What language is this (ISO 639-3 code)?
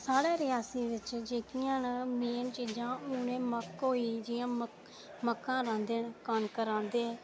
doi